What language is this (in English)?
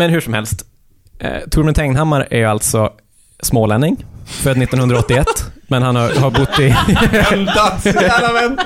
Swedish